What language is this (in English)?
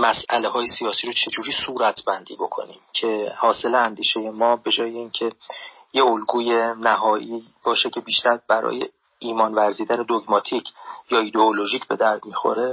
Persian